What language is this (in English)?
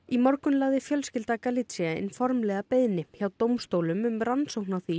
Icelandic